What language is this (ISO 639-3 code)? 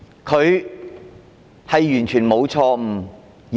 yue